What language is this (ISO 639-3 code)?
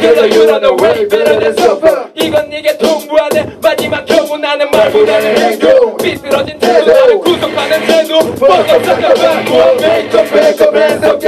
ara